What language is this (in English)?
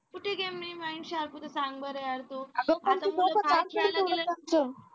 Marathi